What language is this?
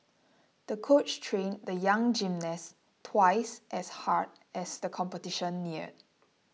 English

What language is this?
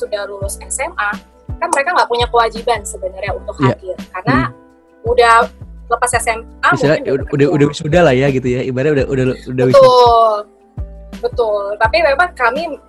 Indonesian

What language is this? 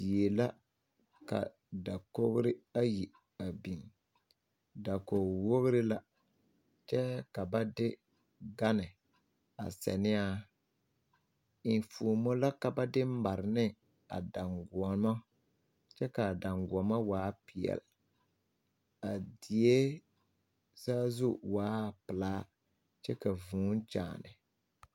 Southern Dagaare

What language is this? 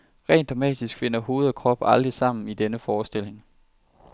Danish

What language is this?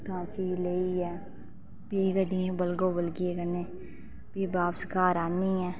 Dogri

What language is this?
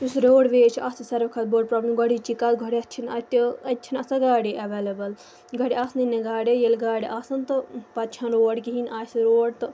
Kashmiri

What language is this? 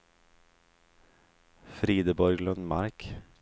Swedish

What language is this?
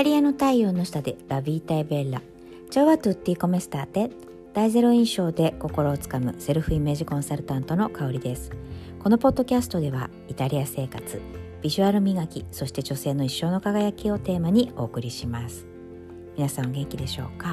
Japanese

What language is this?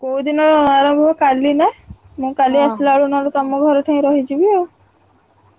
Odia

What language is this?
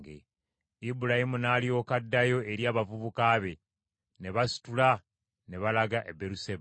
Ganda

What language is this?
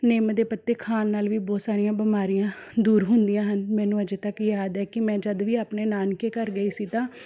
Punjabi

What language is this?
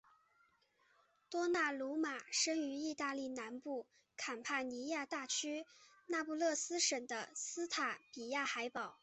Chinese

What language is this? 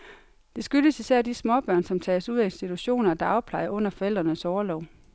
Danish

